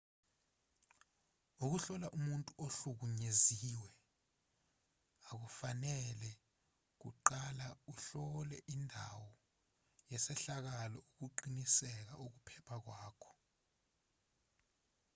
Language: Zulu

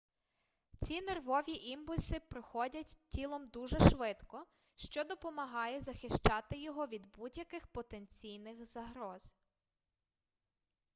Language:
Ukrainian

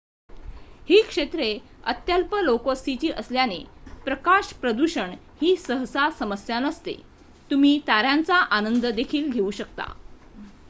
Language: Marathi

